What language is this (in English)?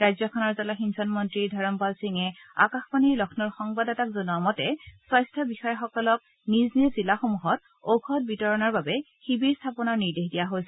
Assamese